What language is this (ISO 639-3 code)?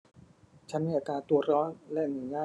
tha